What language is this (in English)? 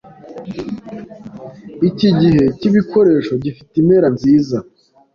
Kinyarwanda